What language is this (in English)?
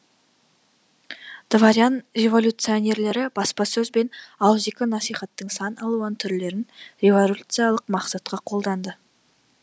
Kazakh